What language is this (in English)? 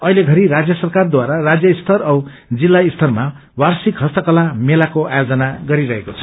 Nepali